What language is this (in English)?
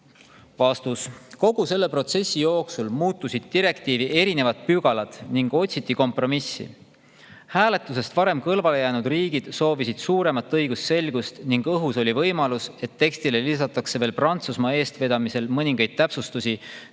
Estonian